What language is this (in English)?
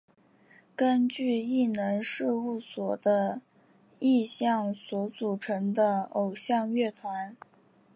Chinese